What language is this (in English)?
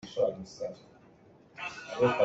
Hakha Chin